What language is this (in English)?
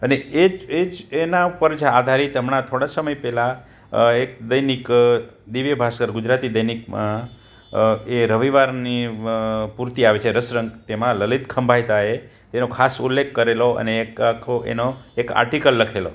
Gujarati